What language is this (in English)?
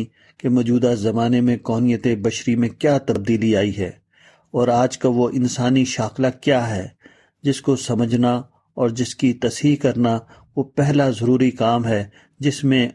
Urdu